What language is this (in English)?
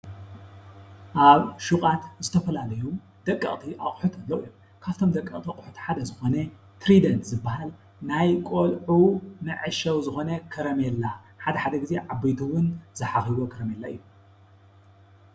Tigrinya